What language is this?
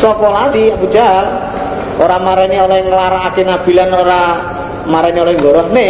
Indonesian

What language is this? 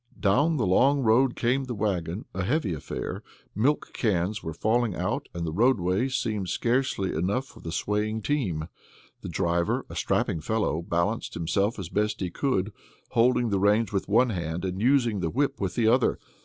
English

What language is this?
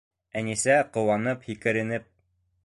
Bashkir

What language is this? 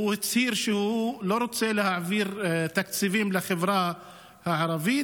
Hebrew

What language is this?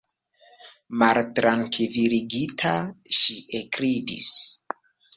Esperanto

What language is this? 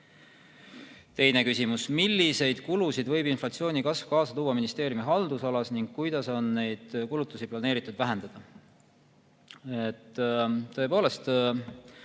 Estonian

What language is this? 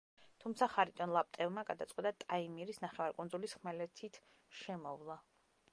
Georgian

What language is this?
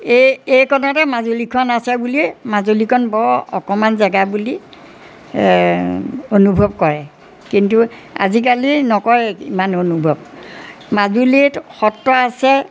Assamese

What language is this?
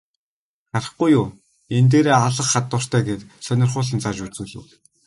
Mongolian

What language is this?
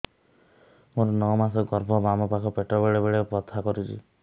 Odia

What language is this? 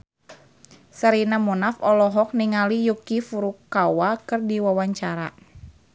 Sundanese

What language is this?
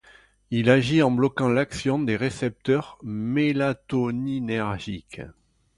French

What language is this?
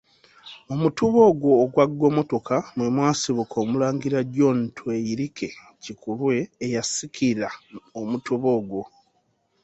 Ganda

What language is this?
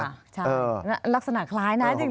Thai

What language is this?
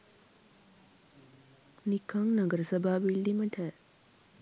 Sinhala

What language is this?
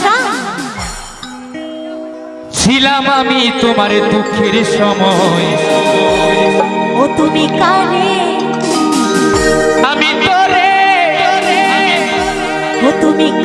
Bangla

